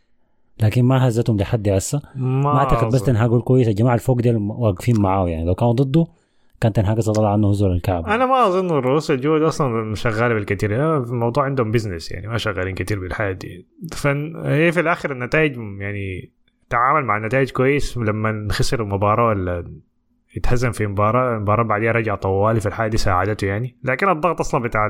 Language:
Arabic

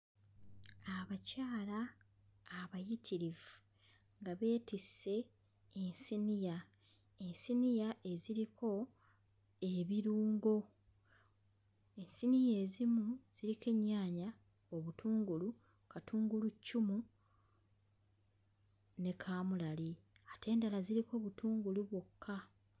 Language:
Ganda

